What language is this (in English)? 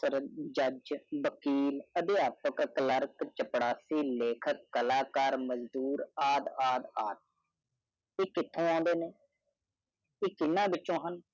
Punjabi